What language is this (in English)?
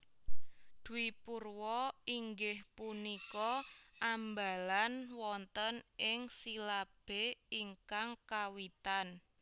Javanese